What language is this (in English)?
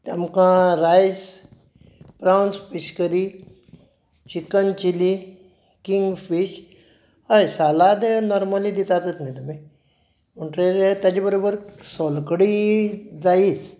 Konkani